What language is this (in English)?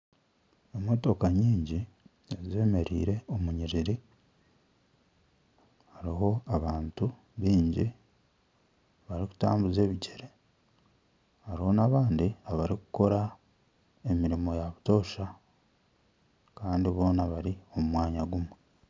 Nyankole